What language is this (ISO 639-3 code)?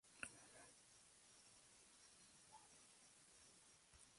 spa